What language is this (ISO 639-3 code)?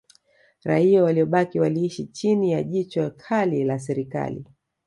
swa